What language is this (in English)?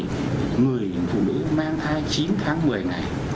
Vietnamese